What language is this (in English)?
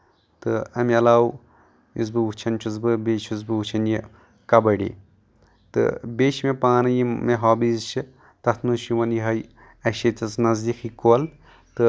Kashmiri